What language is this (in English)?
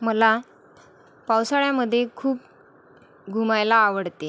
Marathi